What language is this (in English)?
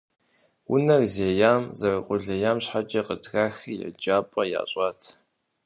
Kabardian